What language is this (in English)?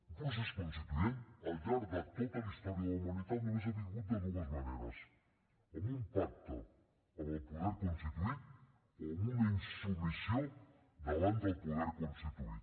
Catalan